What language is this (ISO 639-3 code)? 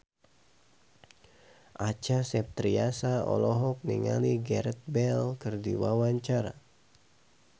sun